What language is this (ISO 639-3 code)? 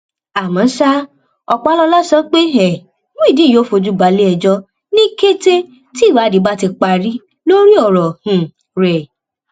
yor